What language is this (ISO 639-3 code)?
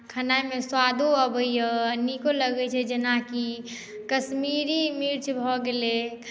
mai